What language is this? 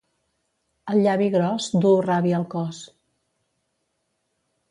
Catalan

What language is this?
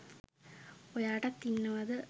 Sinhala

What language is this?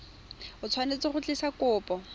Tswana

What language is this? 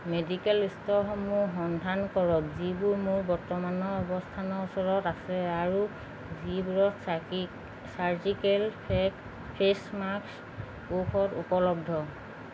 Assamese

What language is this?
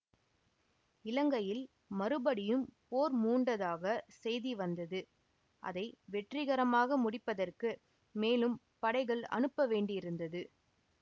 Tamil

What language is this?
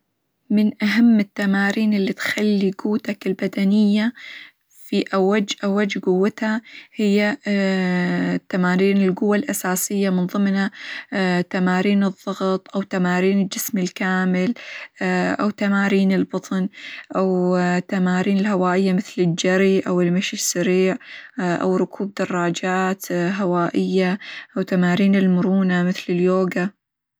Hijazi Arabic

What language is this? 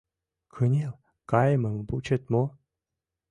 Mari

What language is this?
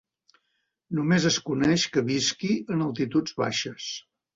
Catalan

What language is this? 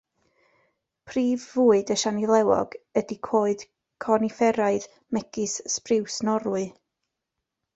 Welsh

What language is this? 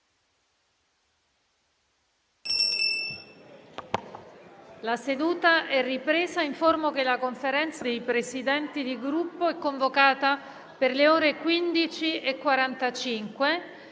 Italian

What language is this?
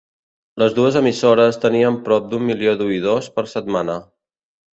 Catalan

